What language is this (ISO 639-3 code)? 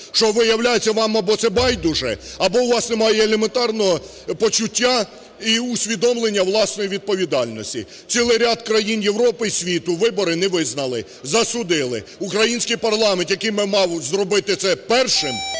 ukr